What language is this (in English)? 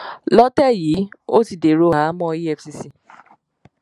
Yoruba